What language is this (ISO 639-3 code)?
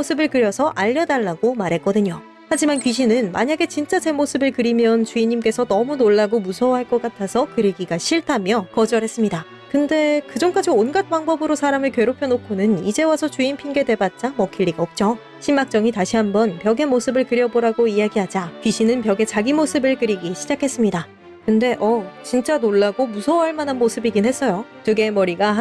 kor